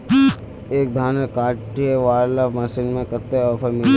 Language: Magahi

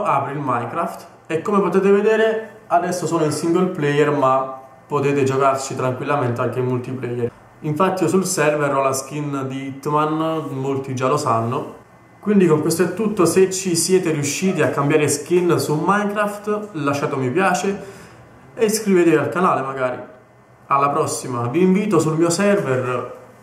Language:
Italian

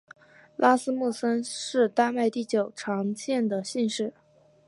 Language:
Chinese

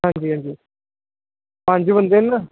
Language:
Dogri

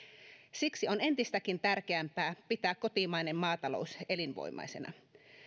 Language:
Finnish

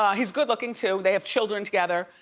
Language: English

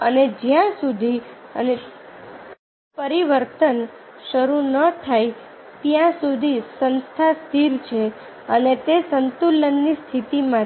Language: Gujarati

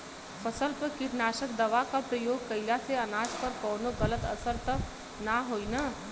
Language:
Bhojpuri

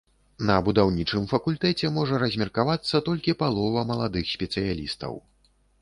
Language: Belarusian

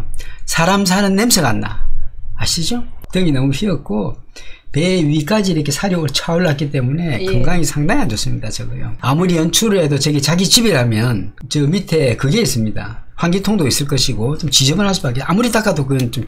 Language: Korean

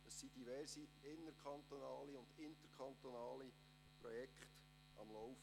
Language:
Swiss German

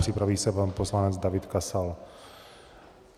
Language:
Czech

